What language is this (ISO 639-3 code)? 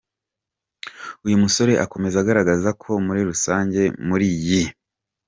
kin